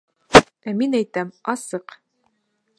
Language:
Bashkir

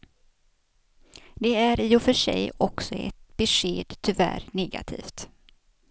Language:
Swedish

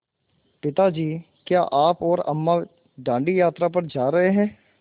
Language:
Hindi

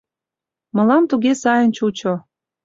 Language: Mari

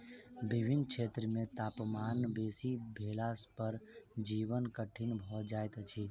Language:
Maithili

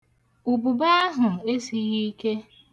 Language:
Igbo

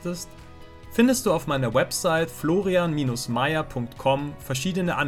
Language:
German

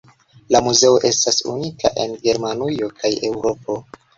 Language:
Esperanto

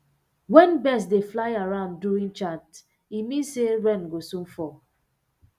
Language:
Nigerian Pidgin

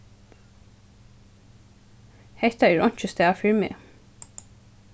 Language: Faroese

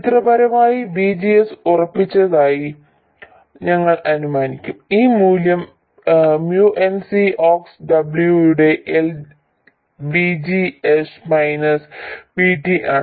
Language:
Malayalam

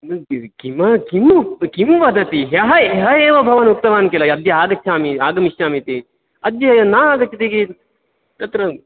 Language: Sanskrit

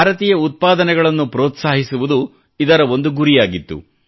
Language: Kannada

